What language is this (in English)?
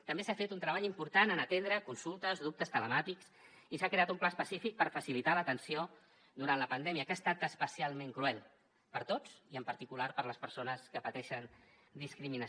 Catalan